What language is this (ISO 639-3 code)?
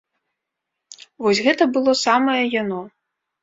bel